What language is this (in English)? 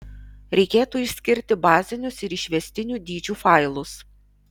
Lithuanian